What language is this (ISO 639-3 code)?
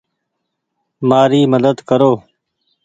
gig